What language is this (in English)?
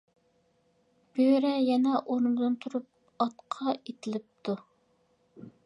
Uyghur